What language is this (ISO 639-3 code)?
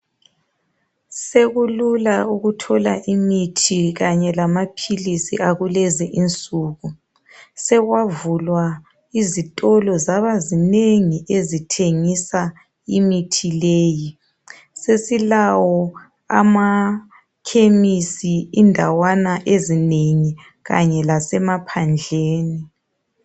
nde